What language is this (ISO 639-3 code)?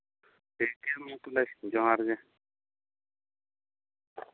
sat